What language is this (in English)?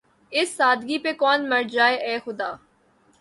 Urdu